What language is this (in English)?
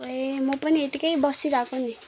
Nepali